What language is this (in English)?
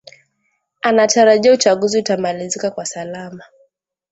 Swahili